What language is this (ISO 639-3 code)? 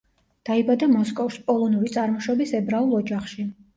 kat